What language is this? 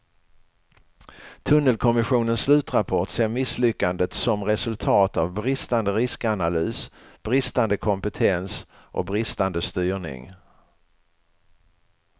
Swedish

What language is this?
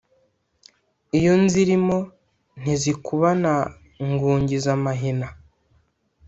Kinyarwanda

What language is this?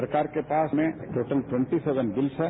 Hindi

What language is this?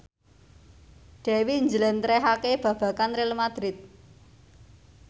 Javanese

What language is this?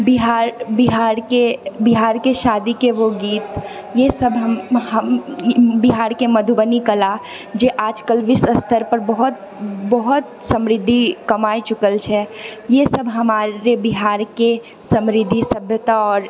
Maithili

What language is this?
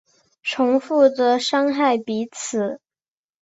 Chinese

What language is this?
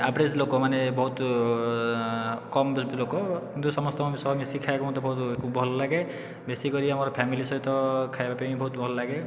Odia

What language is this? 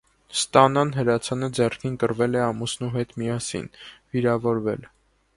Armenian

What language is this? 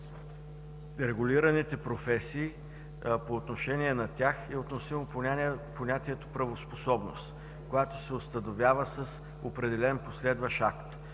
Bulgarian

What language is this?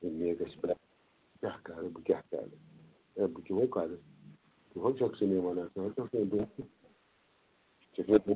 Kashmiri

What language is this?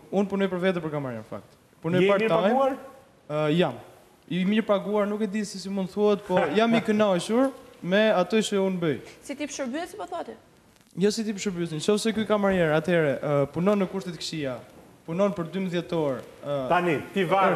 Romanian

